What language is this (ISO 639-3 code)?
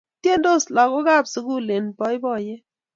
kln